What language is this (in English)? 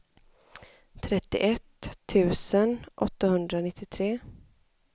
Swedish